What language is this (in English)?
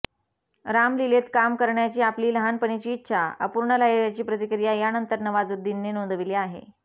Marathi